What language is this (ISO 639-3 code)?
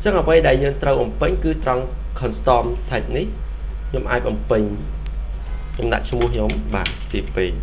vie